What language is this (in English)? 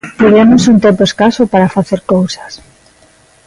Galician